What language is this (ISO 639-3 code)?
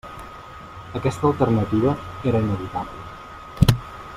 cat